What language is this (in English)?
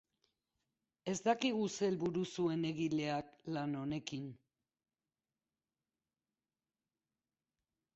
Basque